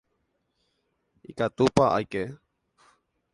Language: Guarani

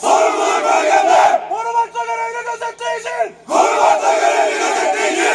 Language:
Turkish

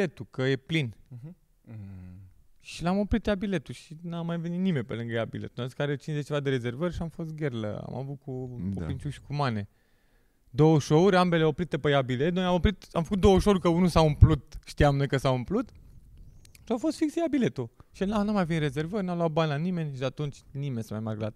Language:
Romanian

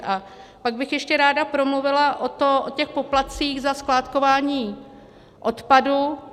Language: Czech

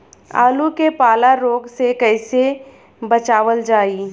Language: Bhojpuri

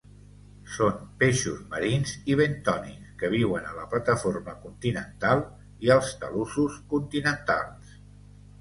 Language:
Catalan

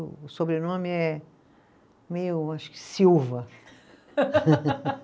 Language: Portuguese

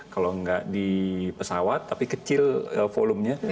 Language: Indonesian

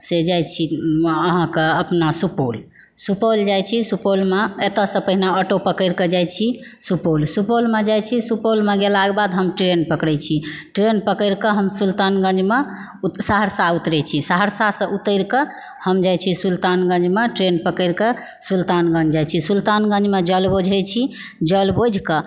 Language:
Maithili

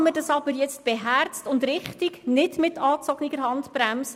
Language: Swiss German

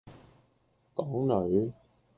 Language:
Cantonese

